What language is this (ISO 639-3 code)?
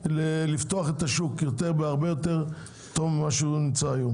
heb